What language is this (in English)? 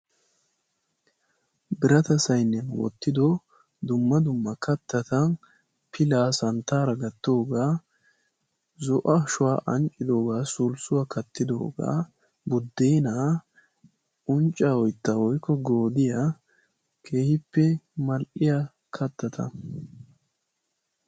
Wolaytta